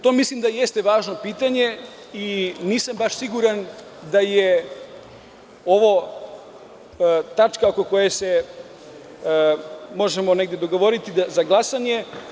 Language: Serbian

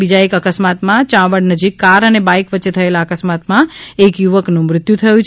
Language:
Gujarati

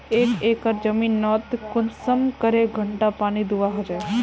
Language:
Magahi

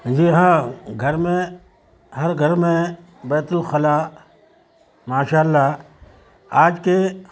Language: Urdu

